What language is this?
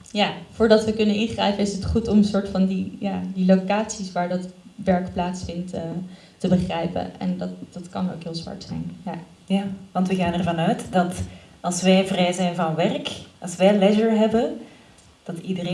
Dutch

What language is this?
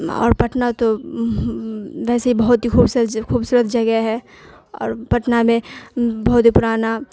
Urdu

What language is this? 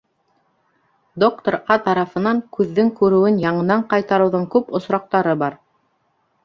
Bashkir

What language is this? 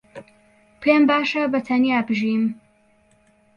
Central Kurdish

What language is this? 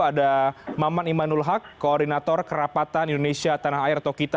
Indonesian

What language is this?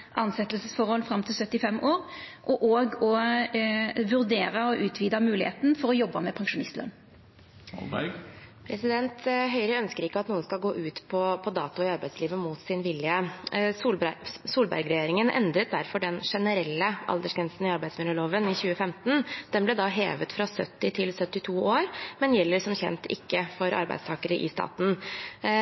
Norwegian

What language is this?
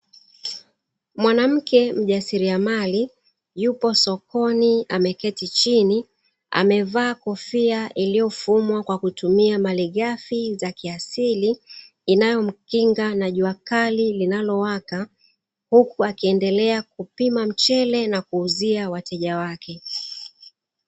Swahili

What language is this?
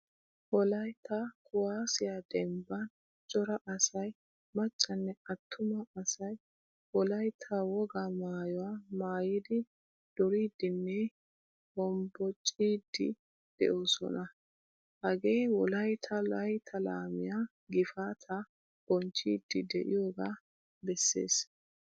Wolaytta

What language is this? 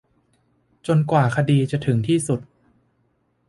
Thai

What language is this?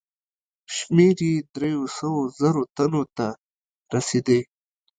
Pashto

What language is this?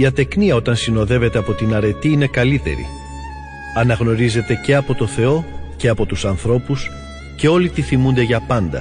Greek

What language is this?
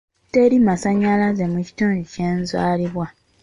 Ganda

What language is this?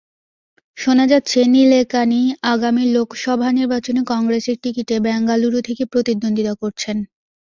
Bangla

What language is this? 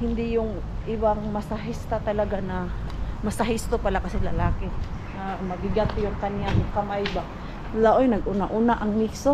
Filipino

